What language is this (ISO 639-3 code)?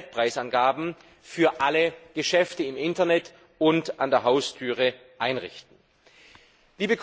deu